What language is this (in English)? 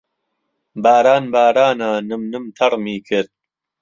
Central Kurdish